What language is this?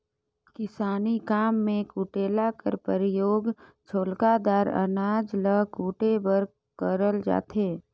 Chhattisgarhi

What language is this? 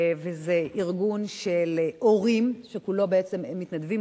Hebrew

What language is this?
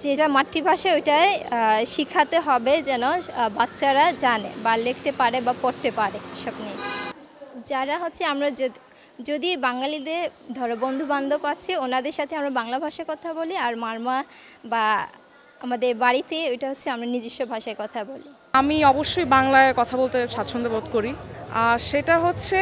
Indonesian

